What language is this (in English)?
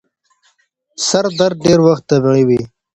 Pashto